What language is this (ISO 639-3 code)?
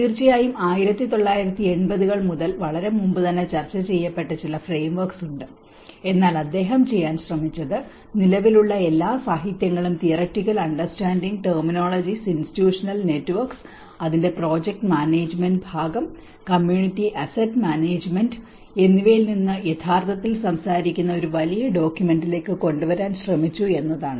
mal